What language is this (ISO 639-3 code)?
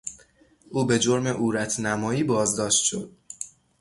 fas